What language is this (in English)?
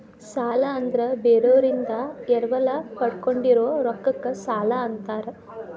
Kannada